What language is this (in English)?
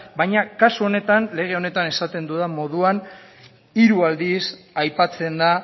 Basque